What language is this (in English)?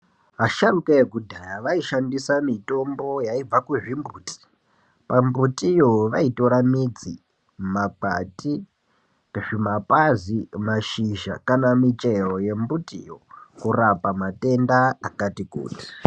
Ndau